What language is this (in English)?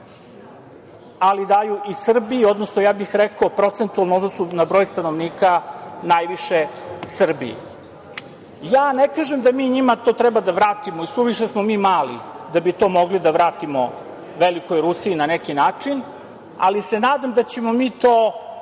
Serbian